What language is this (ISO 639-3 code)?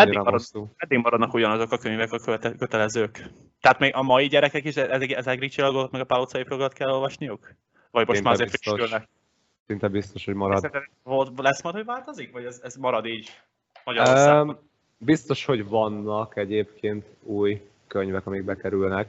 hun